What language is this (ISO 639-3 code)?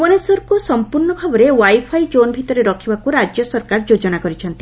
ori